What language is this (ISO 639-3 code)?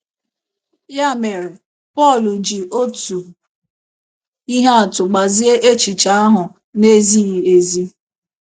ibo